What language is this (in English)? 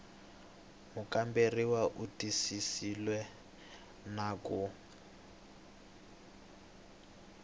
Tsonga